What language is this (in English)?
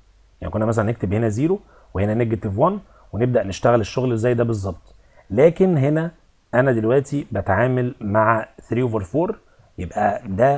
Arabic